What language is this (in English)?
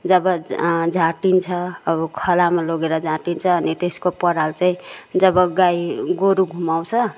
Nepali